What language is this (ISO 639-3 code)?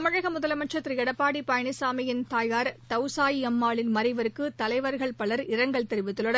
tam